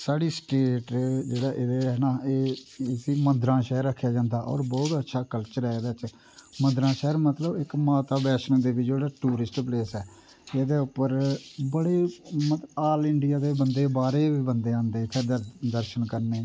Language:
Dogri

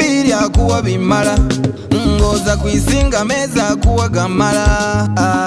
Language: Indonesian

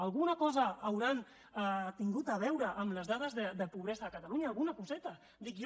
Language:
Catalan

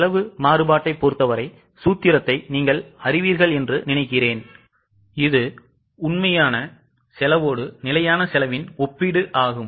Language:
Tamil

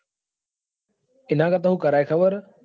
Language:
Gujarati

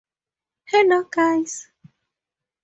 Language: English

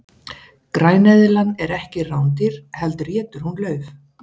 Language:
Icelandic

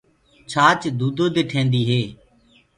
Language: Gurgula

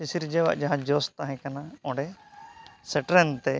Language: Santali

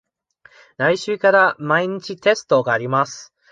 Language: Japanese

